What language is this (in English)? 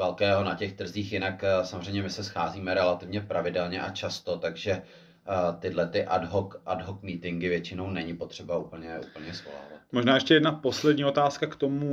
Czech